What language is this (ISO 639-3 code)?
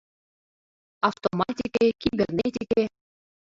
chm